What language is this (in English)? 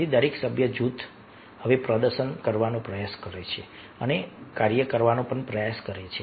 Gujarati